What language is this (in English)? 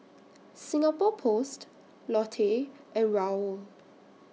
English